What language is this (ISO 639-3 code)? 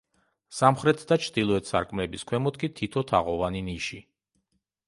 kat